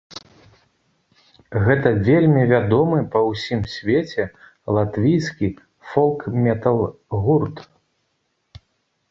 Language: Belarusian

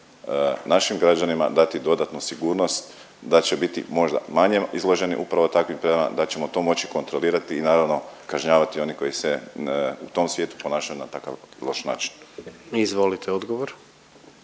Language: Croatian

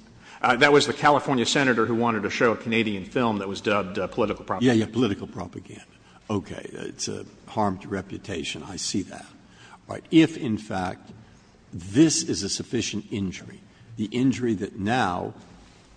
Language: English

